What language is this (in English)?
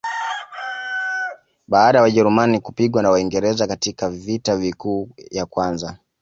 Swahili